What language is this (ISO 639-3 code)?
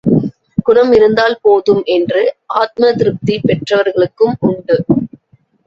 tam